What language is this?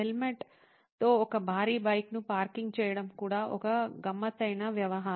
Telugu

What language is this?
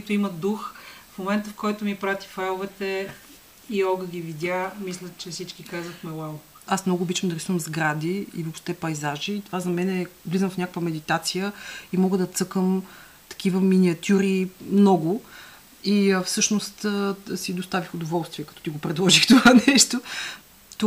Bulgarian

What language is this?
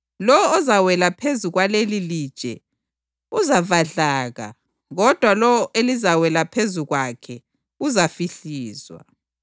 North Ndebele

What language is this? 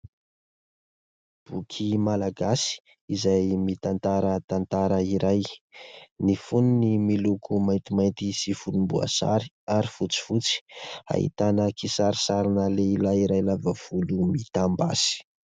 Malagasy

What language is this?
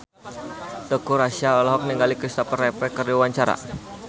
Sundanese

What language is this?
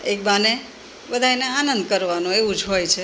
Gujarati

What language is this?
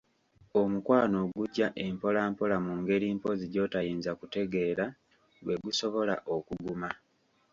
Ganda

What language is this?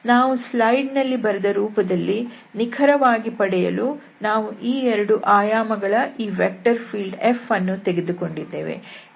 Kannada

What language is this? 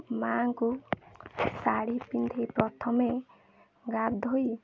Odia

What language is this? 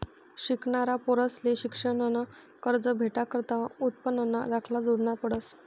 Marathi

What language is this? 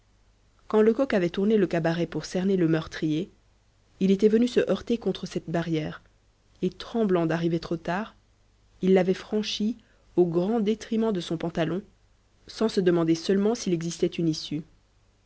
French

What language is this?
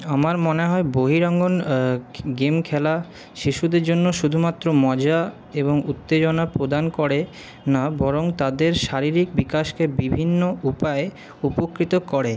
Bangla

